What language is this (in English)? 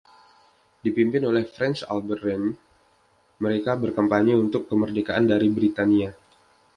Indonesian